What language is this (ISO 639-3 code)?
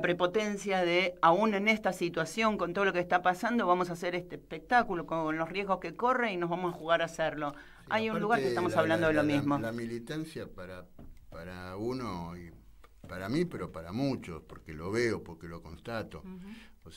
spa